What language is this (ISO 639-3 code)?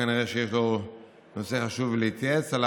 heb